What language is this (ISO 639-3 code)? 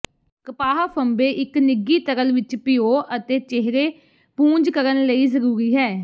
pan